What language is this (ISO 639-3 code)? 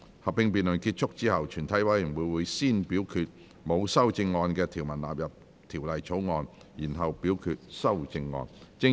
yue